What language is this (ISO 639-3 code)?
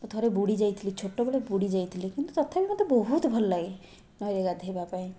ori